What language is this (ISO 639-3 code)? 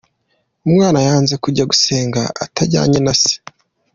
kin